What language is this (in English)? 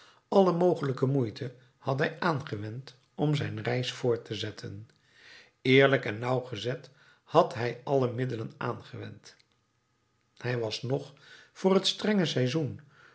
Dutch